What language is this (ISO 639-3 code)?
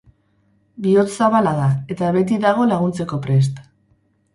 eus